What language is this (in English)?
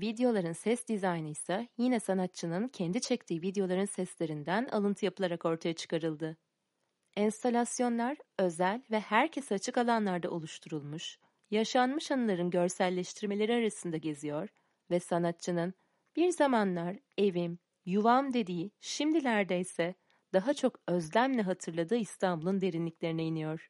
Turkish